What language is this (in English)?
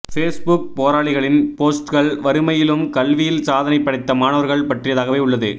Tamil